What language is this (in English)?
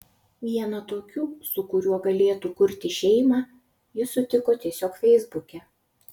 Lithuanian